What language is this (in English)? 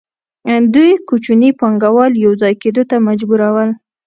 Pashto